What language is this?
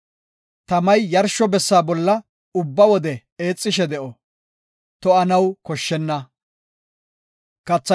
Gofa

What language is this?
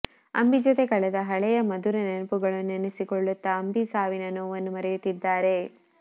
Kannada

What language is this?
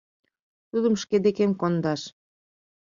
Mari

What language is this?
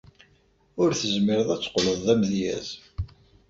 Kabyle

